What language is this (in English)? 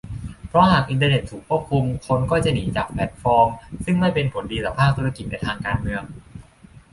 Thai